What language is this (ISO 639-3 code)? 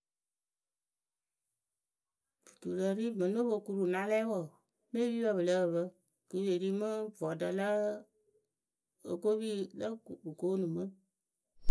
keu